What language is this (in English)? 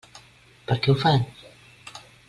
Catalan